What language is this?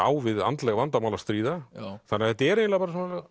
Icelandic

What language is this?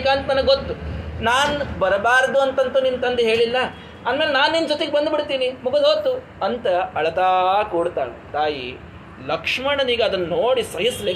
Kannada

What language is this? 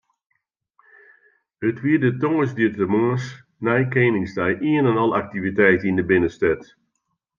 Western Frisian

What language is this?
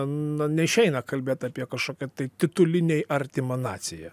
Lithuanian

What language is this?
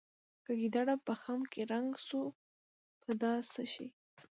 Pashto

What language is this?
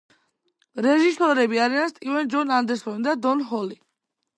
Georgian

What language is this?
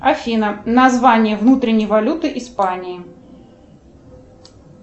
Russian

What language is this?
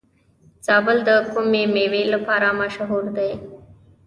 Pashto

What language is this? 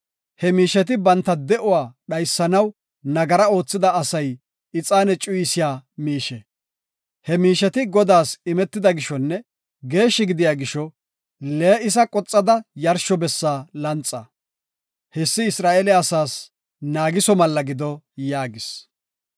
Gofa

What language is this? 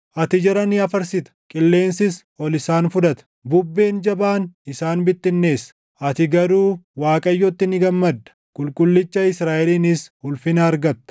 Oromo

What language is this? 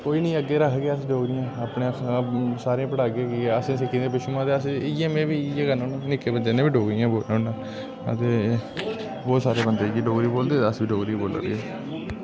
Dogri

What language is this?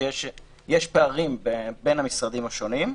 Hebrew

